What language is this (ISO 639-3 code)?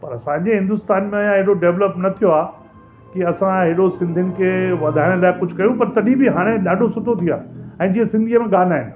snd